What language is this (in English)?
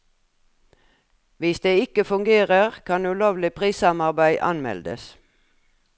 Norwegian